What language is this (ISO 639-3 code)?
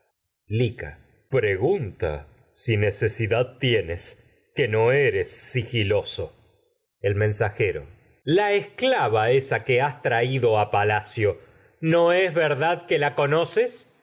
spa